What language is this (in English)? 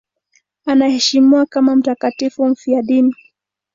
Swahili